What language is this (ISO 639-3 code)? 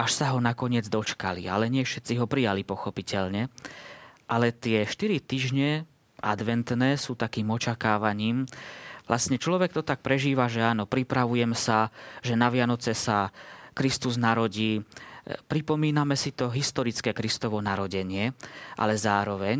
slk